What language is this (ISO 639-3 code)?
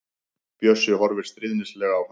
isl